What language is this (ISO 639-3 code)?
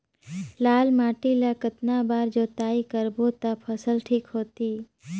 hne